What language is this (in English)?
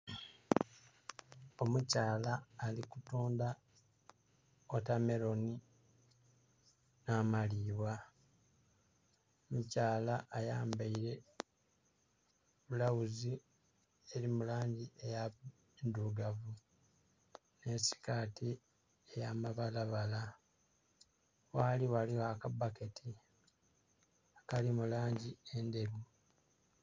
Soga